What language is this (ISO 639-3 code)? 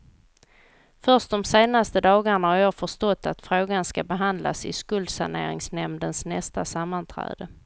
swe